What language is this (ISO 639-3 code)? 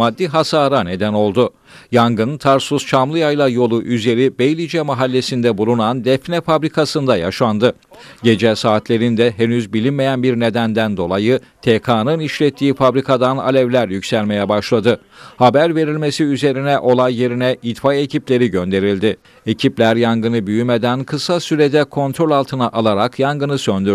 tur